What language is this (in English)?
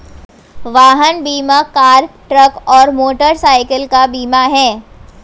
Hindi